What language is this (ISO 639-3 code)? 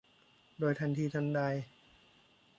tha